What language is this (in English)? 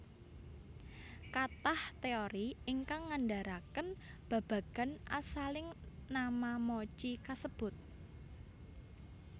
Javanese